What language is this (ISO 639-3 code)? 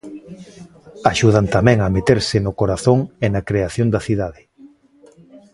glg